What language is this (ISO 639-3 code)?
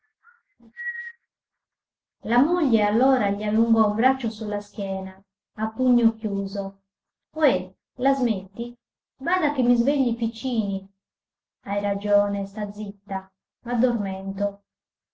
ita